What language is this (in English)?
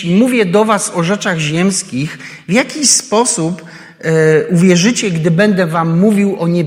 Polish